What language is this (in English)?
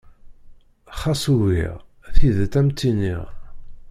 Kabyle